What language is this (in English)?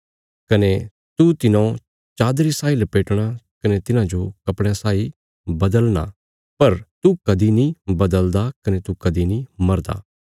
Bilaspuri